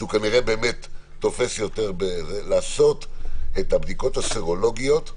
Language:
Hebrew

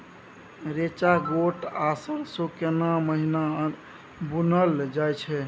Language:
Maithili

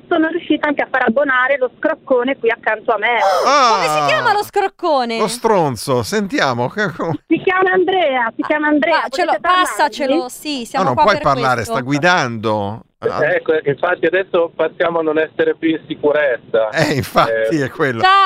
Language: Italian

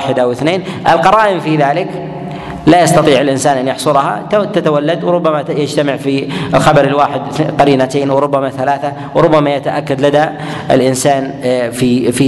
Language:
Arabic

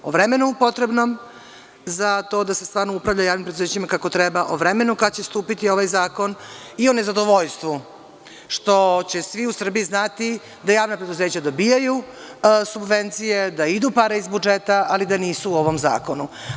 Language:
Serbian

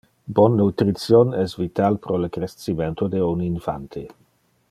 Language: Interlingua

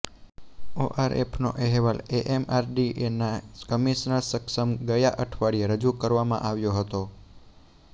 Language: Gujarati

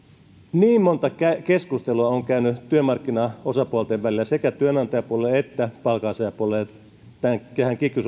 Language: Finnish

